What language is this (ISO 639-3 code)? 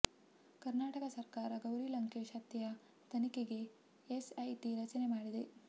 kan